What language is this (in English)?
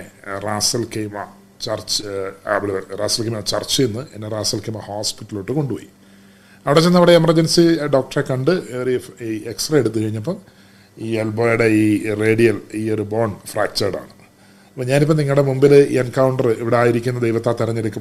Malayalam